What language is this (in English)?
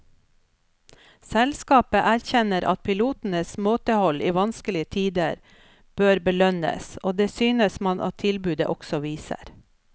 Norwegian